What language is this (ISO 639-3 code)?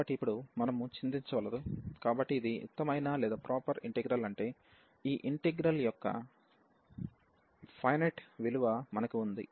tel